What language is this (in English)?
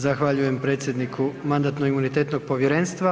Croatian